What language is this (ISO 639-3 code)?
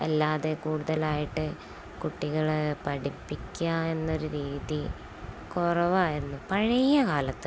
mal